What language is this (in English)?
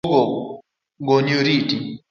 Luo (Kenya and Tanzania)